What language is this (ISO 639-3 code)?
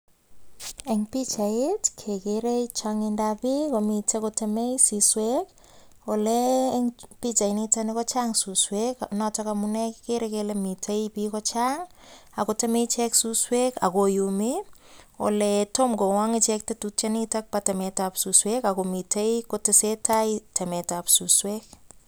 kln